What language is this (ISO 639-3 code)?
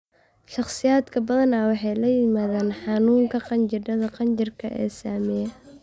som